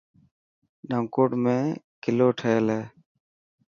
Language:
Dhatki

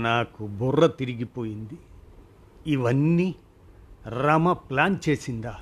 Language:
Telugu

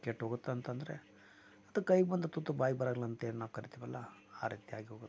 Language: Kannada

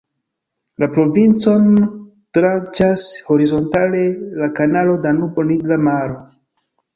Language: Esperanto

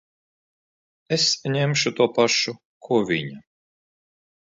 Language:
Latvian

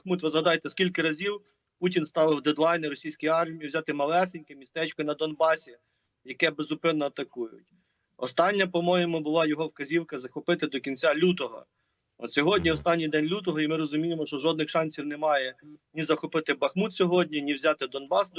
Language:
Ukrainian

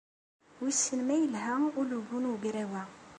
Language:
Kabyle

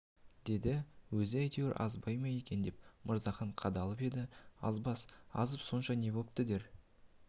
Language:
Kazakh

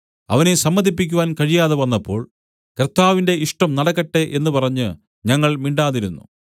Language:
Malayalam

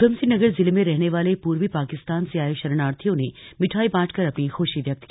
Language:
Hindi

